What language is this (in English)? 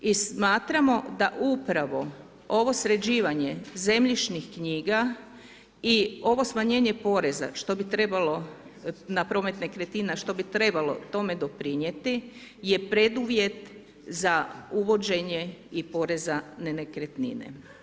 Croatian